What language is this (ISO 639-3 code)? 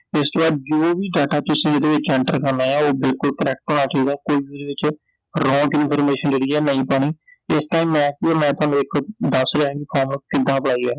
pan